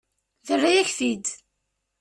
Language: Kabyle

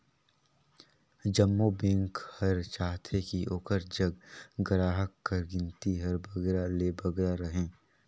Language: Chhattisgarhi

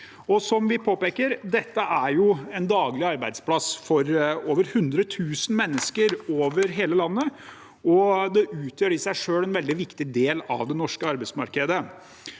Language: Norwegian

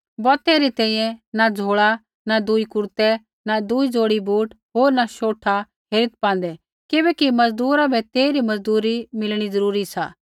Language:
Kullu Pahari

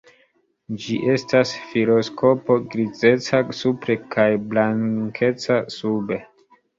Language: Esperanto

